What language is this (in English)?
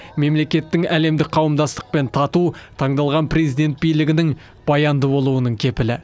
Kazakh